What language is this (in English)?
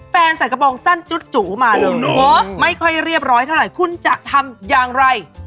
Thai